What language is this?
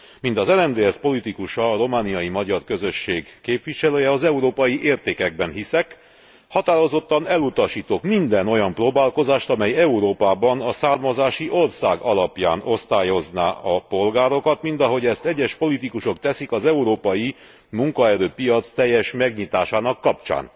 Hungarian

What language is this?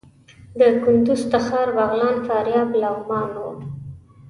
Pashto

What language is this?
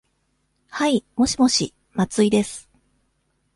Japanese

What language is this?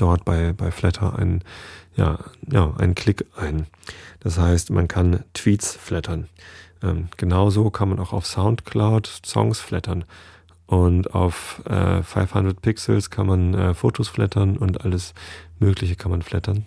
German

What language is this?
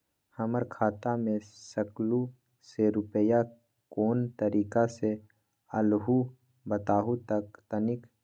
Magahi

